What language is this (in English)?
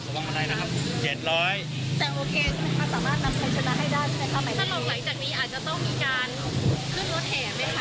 Thai